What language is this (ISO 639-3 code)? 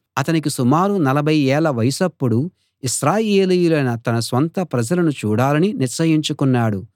tel